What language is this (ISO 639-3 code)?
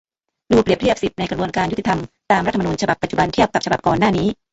tha